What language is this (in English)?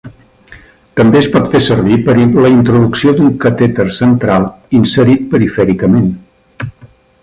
Catalan